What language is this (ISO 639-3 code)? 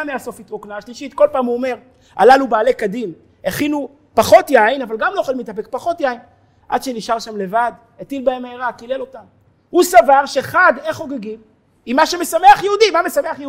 heb